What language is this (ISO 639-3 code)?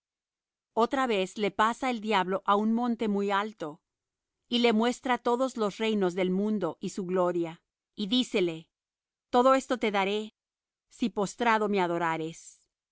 spa